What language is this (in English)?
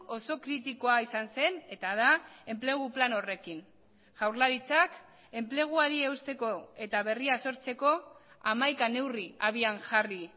Basque